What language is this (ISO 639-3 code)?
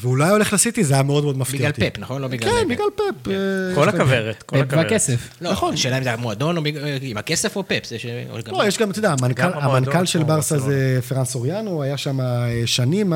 heb